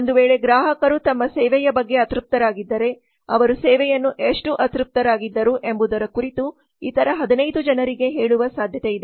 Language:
Kannada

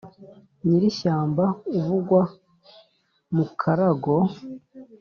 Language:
Kinyarwanda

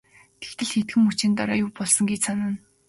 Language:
Mongolian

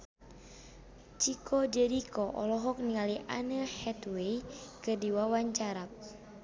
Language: Sundanese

